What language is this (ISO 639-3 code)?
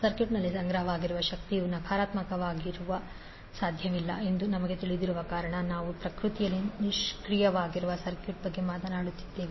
kan